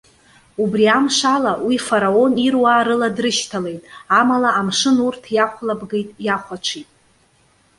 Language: Abkhazian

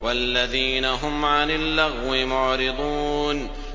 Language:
Arabic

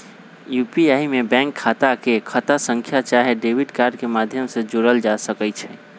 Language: Magahi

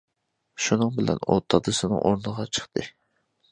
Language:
Uyghur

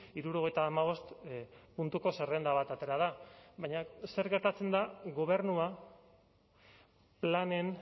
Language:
Basque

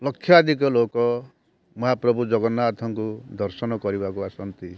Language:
Odia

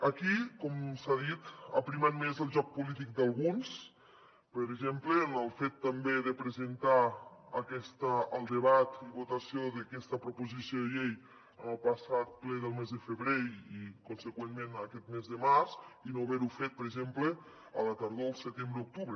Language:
Catalan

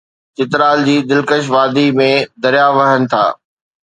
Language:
Sindhi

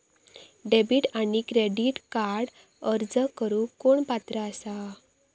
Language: Marathi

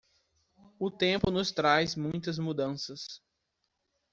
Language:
Portuguese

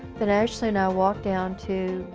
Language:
English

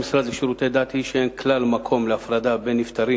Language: Hebrew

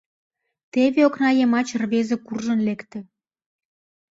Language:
Mari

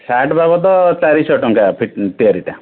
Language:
Odia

